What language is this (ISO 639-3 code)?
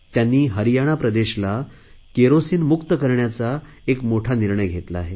mar